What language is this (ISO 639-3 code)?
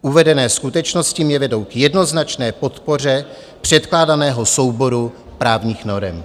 ces